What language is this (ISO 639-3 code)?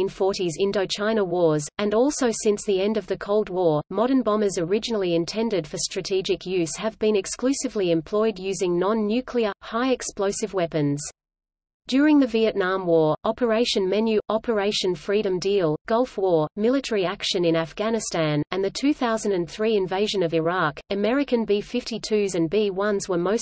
eng